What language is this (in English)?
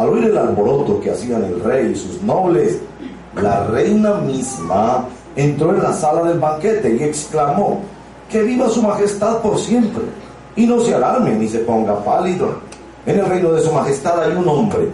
Spanish